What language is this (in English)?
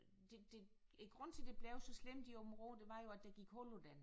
Danish